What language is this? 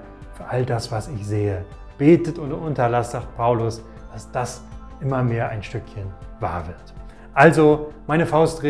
German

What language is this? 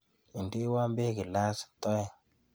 Kalenjin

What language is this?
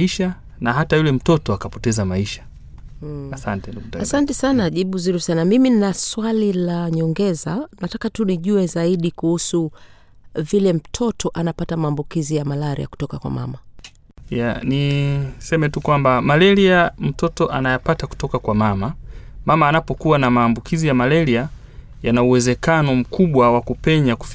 Swahili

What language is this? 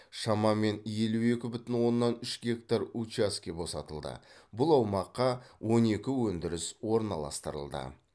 Kazakh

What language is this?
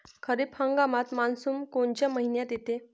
Marathi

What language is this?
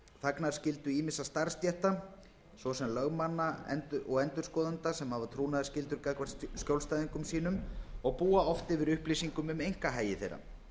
Icelandic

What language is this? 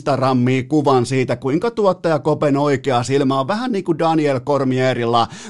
Finnish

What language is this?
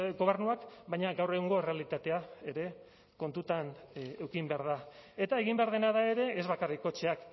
Basque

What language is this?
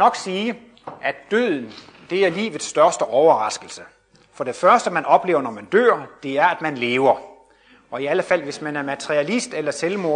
Danish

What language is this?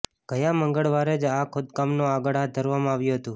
Gujarati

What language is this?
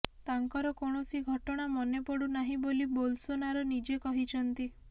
Odia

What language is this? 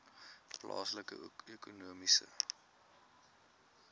Afrikaans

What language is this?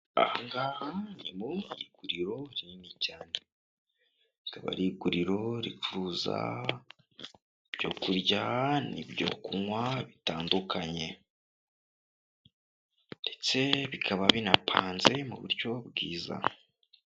Kinyarwanda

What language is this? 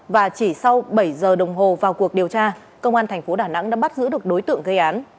Vietnamese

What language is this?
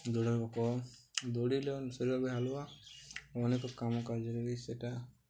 Odia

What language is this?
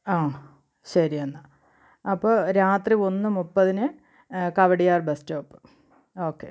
Malayalam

